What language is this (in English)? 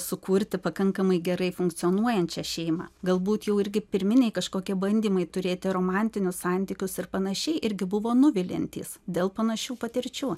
Lithuanian